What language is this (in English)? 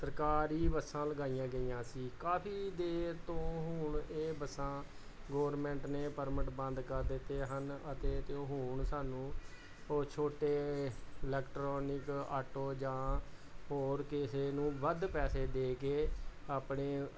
Punjabi